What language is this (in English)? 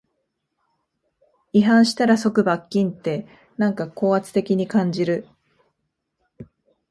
Japanese